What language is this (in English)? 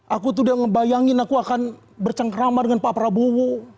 Indonesian